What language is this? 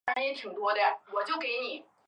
Chinese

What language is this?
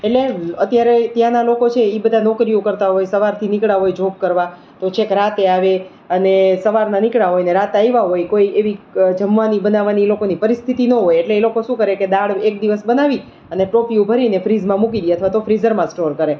Gujarati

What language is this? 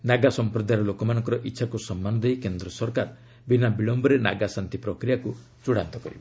Odia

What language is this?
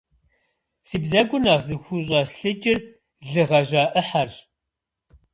Kabardian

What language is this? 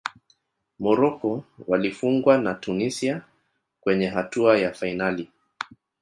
Swahili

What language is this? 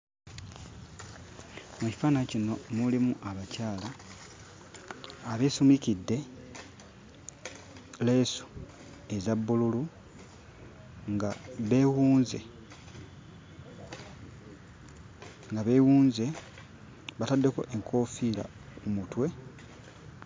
Ganda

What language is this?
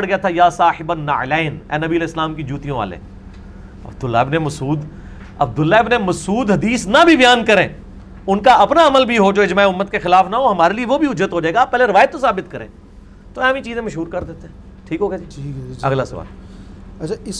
Urdu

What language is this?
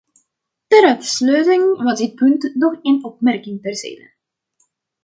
Dutch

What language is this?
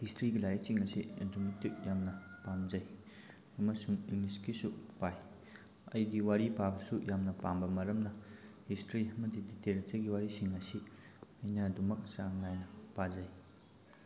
Manipuri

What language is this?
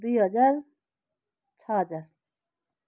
Nepali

